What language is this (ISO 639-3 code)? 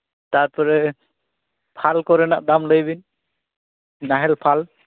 sat